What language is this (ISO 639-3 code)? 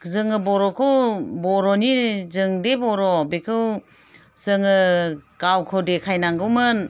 brx